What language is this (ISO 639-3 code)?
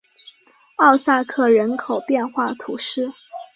zho